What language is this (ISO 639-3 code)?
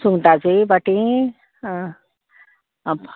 kok